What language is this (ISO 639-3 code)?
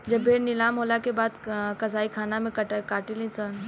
bho